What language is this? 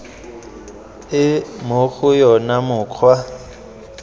Tswana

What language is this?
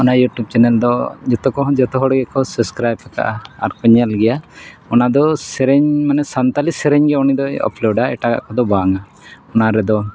Santali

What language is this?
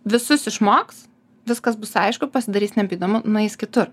Lithuanian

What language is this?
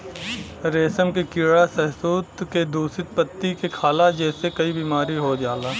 Bhojpuri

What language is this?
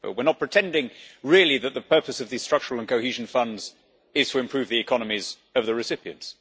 English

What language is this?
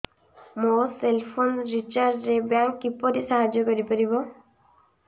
Odia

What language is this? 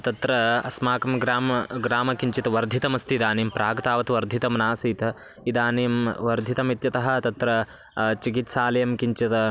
Sanskrit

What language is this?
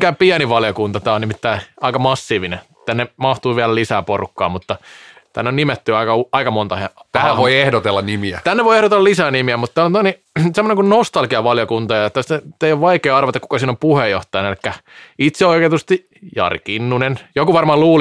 Finnish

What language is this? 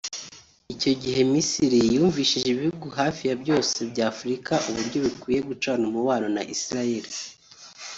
Kinyarwanda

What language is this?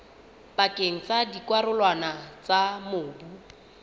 Southern Sotho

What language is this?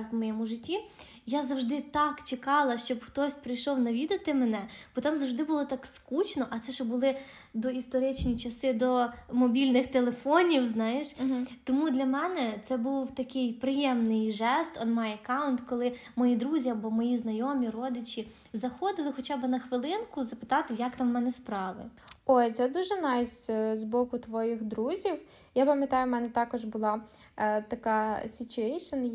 Ukrainian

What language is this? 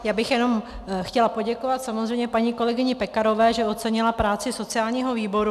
Czech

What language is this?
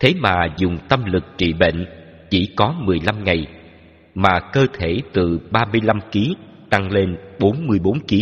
Vietnamese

